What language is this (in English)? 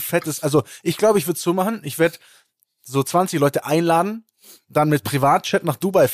German